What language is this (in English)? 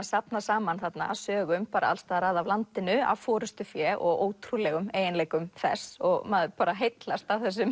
Icelandic